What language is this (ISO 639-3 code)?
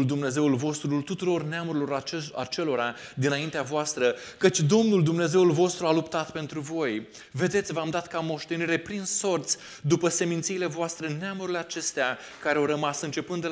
ron